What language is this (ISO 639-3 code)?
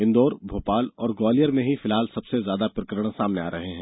hin